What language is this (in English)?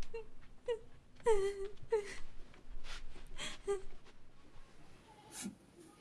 Hindi